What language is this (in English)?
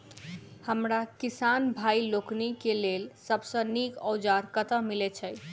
Maithili